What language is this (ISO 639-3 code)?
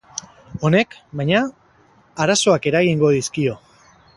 eus